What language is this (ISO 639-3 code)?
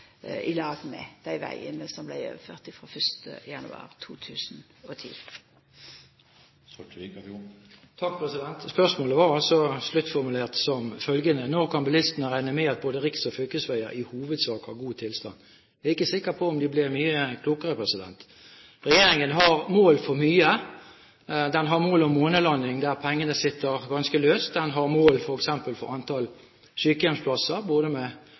nor